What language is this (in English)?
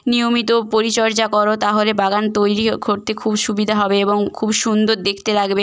Bangla